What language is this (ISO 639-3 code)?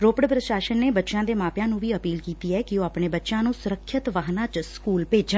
pan